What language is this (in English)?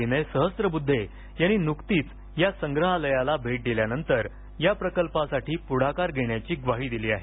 Marathi